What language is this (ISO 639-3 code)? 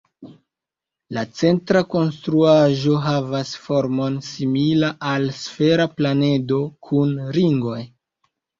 epo